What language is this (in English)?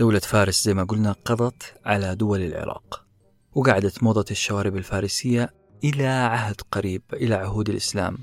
Arabic